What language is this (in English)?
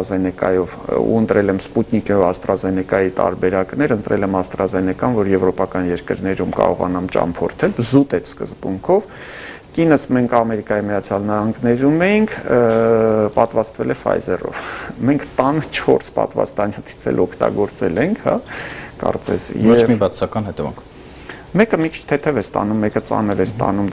Romanian